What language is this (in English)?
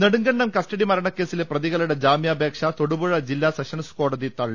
Malayalam